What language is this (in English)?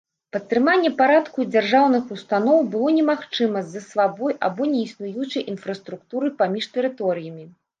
Belarusian